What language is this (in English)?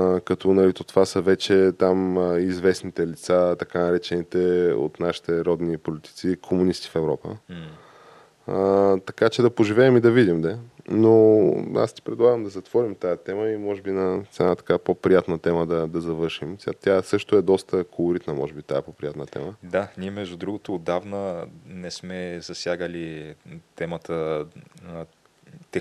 Bulgarian